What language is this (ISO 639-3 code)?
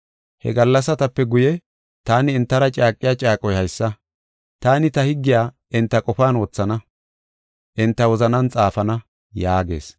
gof